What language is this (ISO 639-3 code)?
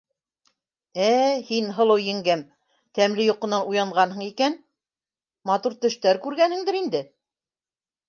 bak